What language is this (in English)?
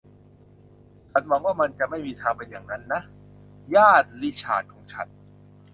Thai